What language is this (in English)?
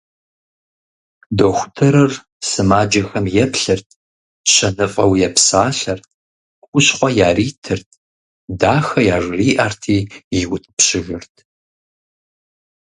Kabardian